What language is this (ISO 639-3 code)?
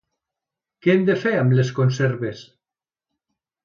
cat